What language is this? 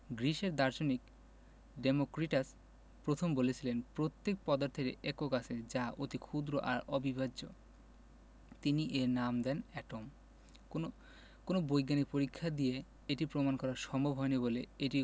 Bangla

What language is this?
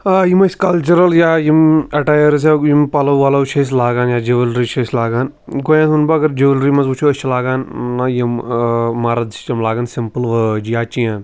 Kashmiri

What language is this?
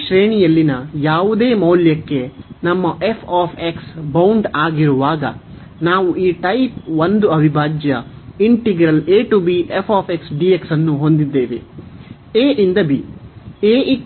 Kannada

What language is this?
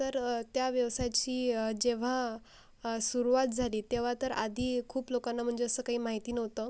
Marathi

